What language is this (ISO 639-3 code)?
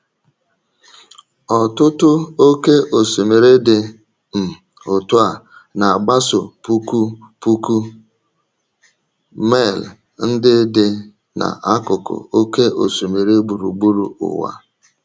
ibo